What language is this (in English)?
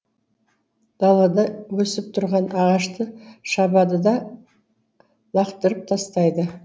Kazakh